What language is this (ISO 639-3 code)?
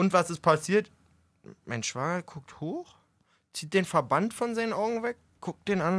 deu